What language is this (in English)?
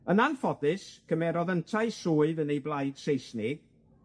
Welsh